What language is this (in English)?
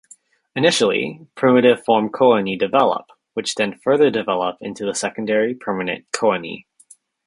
English